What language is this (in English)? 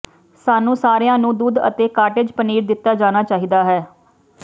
Punjabi